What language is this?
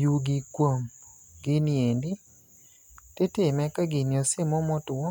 Luo (Kenya and Tanzania)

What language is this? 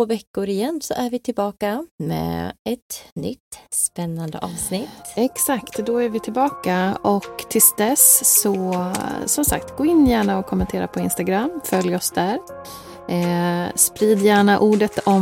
Swedish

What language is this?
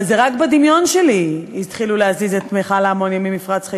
Hebrew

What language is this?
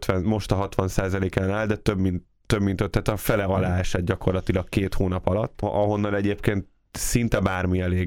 Hungarian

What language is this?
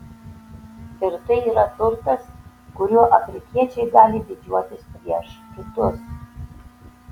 Lithuanian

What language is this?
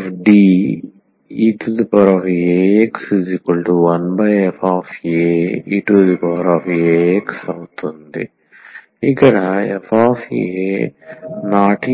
Telugu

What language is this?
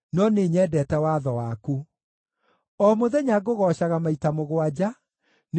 Kikuyu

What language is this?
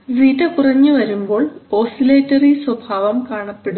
Malayalam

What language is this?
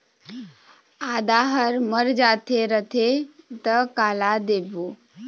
Chhattisgarhi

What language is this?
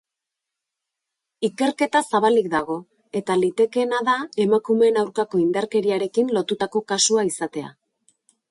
Basque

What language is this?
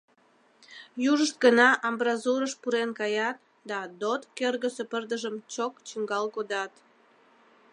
Mari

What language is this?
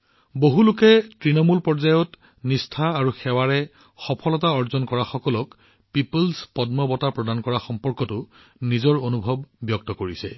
Assamese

